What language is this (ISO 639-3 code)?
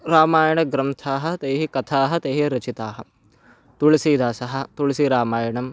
san